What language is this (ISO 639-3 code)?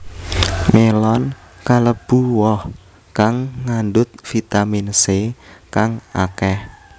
jav